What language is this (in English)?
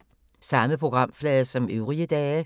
Danish